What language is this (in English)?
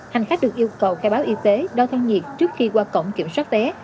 Vietnamese